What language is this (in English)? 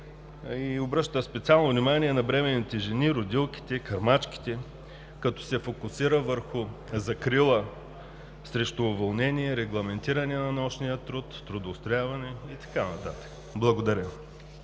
Bulgarian